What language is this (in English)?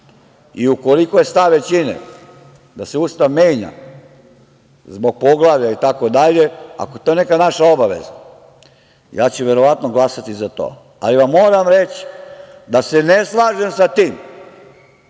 Serbian